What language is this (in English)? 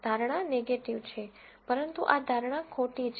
Gujarati